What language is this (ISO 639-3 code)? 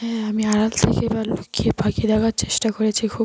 ben